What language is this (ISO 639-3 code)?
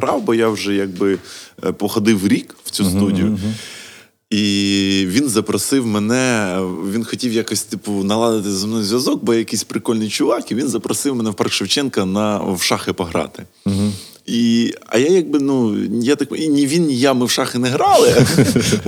ukr